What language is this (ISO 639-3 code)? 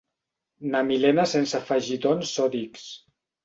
cat